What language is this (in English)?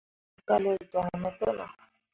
Mundang